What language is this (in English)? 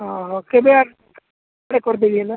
Odia